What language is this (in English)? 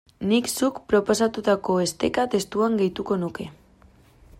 Basque